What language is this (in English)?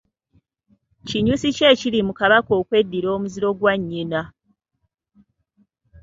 Ganda